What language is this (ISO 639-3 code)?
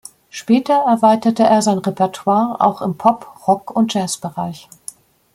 deu